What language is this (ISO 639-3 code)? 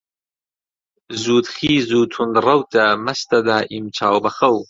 ckb